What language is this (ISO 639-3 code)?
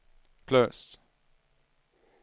swe